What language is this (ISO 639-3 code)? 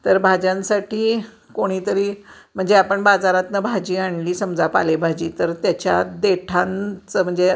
mar